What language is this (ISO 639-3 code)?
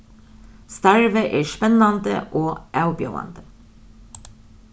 fao